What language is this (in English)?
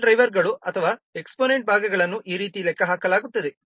Kannada